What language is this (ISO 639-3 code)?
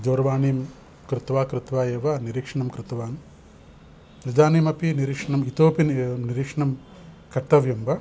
san